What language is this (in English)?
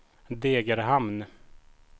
Swedish